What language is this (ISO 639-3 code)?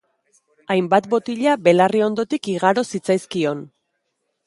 eus